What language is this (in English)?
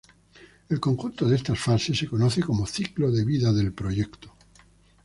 Spanish